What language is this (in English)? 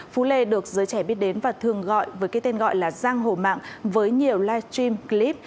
Vietnamese